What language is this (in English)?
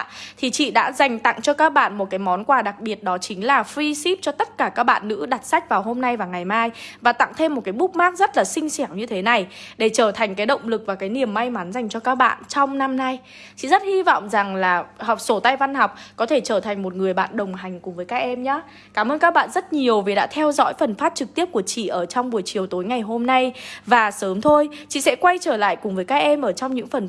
Vietnamese